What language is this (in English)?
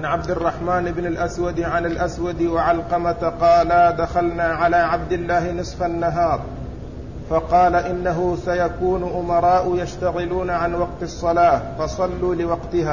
Arabic